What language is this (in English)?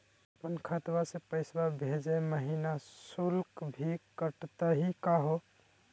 Magahi